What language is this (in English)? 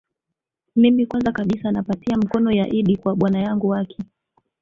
Swahili